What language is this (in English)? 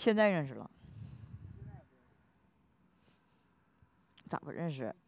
Chinese